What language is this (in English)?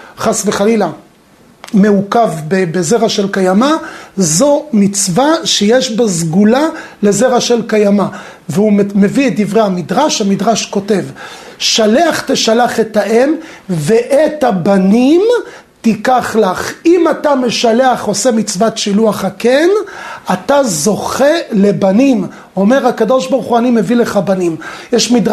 Hebrew